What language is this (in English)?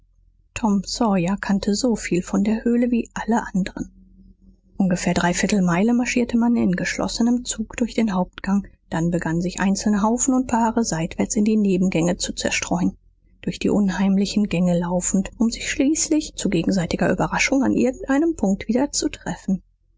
German